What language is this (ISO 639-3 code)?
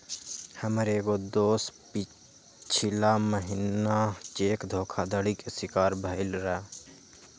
mag